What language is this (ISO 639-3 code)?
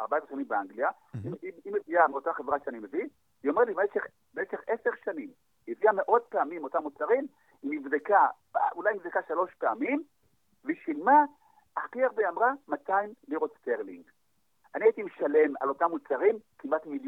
heb